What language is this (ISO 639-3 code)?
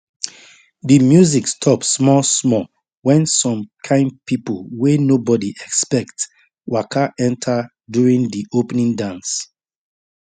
pcm